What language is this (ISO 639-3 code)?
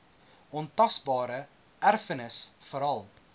afr